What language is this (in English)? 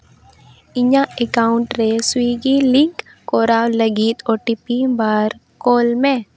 Santali